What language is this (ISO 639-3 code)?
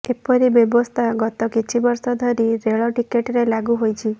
ori